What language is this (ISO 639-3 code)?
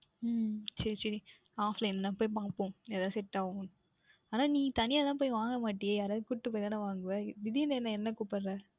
tam